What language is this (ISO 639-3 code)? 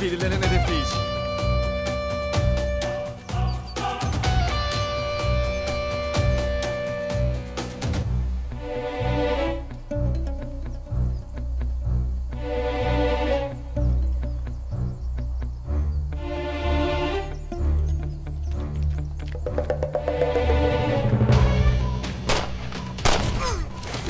tur